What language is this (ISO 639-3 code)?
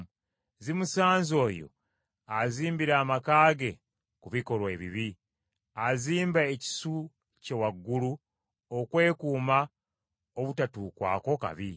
lug